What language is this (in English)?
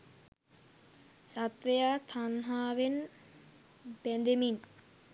Sinhala